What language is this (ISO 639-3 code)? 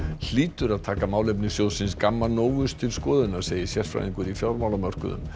isl